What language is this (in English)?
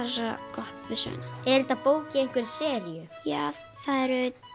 Icelandic